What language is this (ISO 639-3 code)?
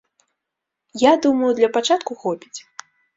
bel